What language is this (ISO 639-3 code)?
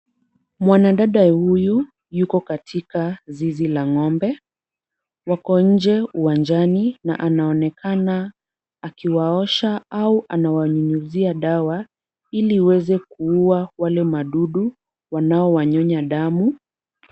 swa